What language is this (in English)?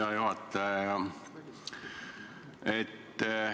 Estonian